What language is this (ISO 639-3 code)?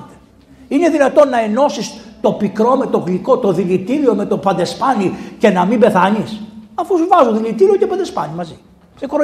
ell